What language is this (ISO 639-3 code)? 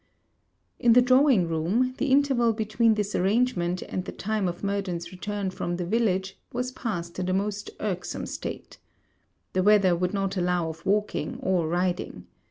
eng